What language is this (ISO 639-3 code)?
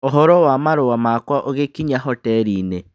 kik